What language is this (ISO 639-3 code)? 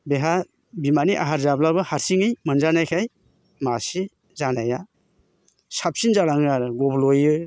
brx